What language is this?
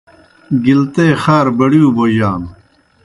Kohistani Shina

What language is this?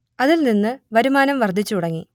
Malayalam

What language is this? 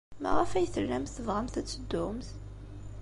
Kabyle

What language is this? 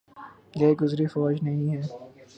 Urdu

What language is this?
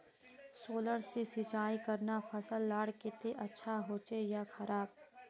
Magahi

